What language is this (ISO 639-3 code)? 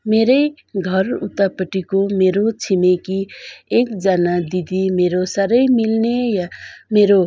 nep